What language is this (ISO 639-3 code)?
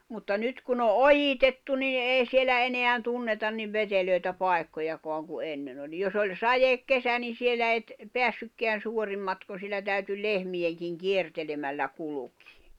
fin